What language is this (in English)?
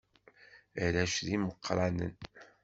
Kabyle